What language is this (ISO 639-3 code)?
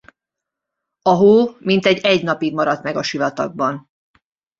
hun